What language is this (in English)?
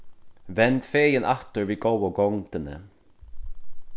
Faroese